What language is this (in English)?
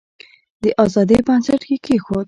Pashto